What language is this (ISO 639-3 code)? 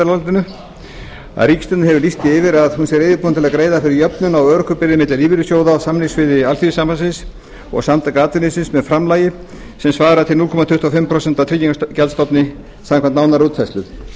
isl